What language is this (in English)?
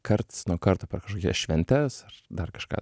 Lithuanian